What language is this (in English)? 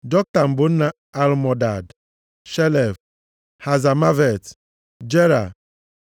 Igbo